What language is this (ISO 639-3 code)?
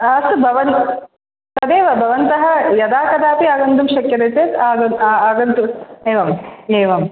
san